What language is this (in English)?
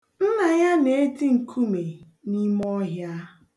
Igbo